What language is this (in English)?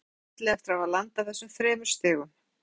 Icelandic